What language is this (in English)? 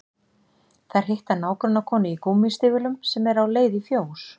Icelandic